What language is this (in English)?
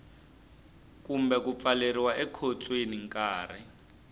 Tsonga